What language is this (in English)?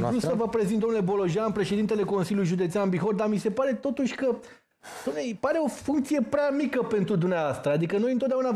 Romanian